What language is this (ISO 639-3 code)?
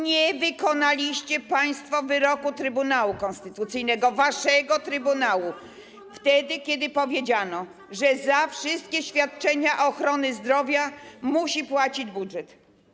pol